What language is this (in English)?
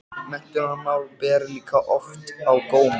Icelandic